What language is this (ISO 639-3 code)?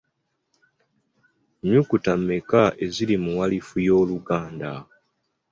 lug